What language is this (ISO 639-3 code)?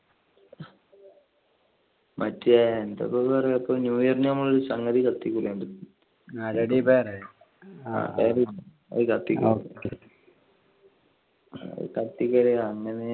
mal